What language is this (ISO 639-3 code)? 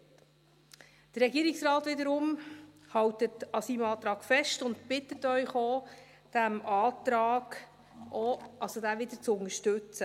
gsw